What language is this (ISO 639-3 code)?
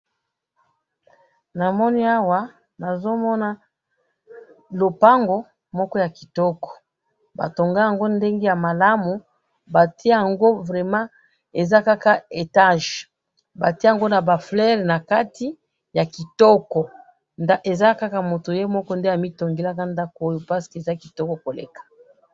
lin